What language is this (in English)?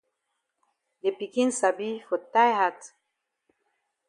Cameroon Pidgin